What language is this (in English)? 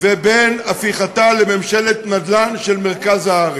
Hebrew